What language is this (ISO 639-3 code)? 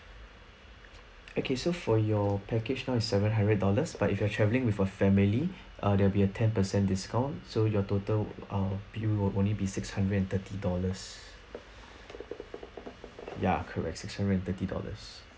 eng